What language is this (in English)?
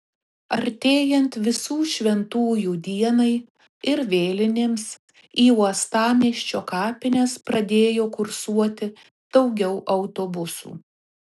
Lithuanian